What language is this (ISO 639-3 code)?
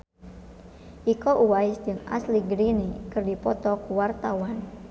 sun